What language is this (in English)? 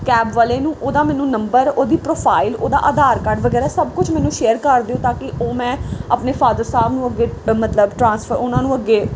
Punjabi